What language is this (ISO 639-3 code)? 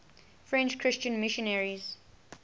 eng